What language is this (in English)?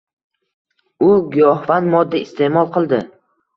Uzbek